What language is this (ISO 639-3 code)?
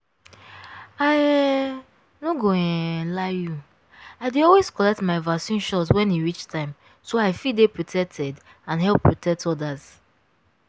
pcm